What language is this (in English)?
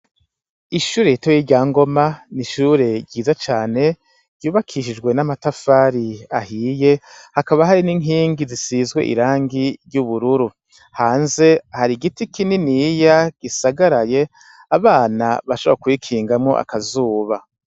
Rundi